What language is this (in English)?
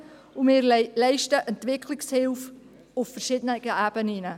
Swiss German